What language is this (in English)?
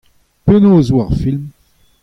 Breton